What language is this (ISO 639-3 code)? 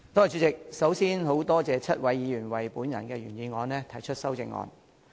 yue